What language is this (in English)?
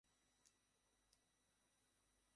Bangla